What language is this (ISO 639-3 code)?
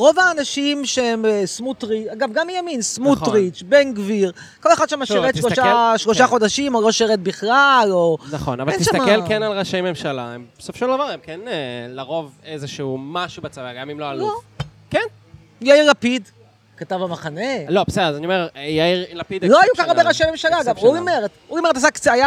heb